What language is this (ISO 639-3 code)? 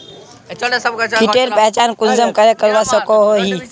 mag